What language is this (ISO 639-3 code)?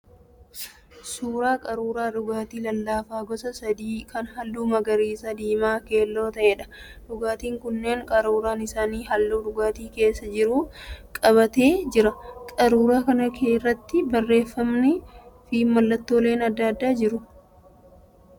orm